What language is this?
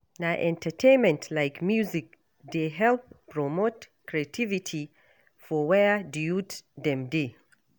Nigerian Pidgin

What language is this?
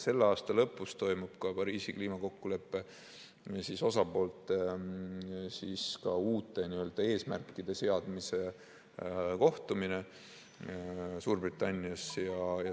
Estonian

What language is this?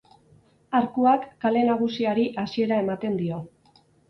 Basque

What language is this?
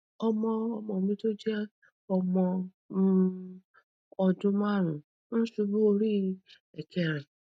Yoruba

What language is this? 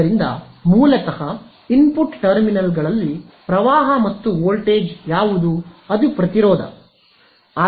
Kannada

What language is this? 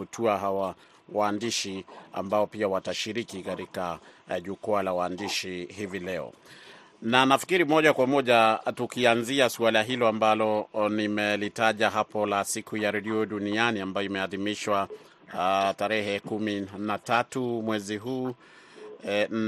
Swahili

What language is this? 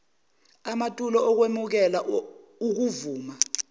Zulu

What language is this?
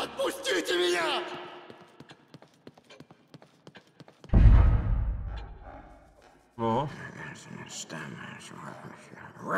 Russian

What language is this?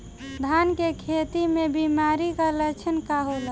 Bhojpuri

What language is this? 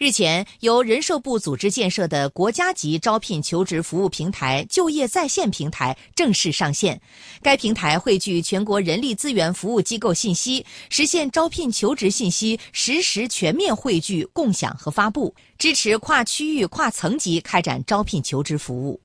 Chinese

